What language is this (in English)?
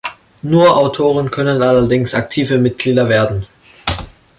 German